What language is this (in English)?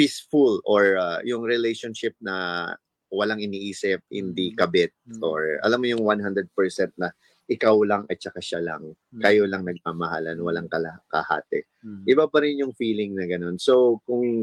Filipino